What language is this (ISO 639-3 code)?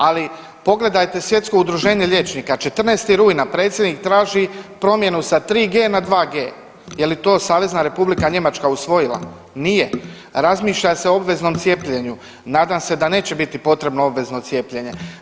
hrv